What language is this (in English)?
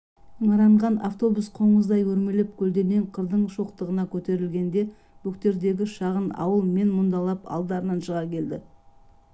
Kazakh